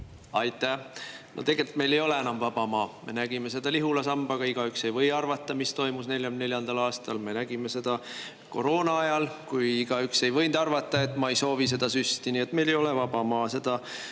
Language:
Estonian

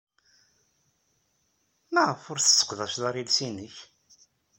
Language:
Kabyle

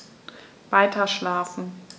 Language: German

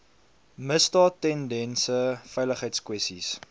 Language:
Afrikaans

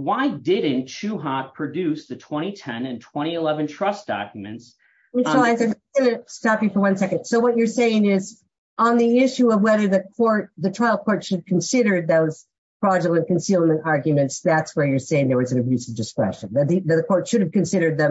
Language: English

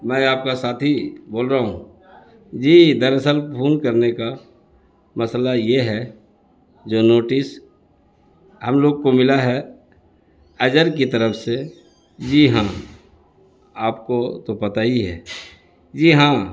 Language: Urdu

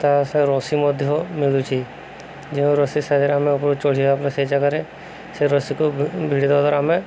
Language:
Odia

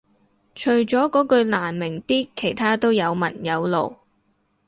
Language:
Cantonese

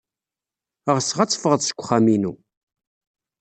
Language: Kabyle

